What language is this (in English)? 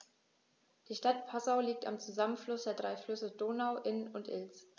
German